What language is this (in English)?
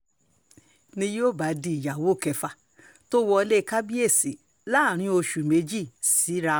Yoruba